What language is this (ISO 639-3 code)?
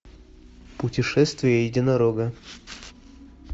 rus